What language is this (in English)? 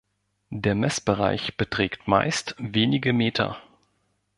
German